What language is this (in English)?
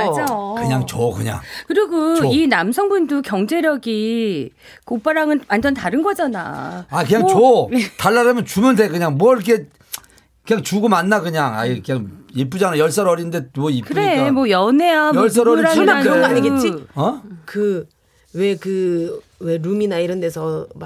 Korean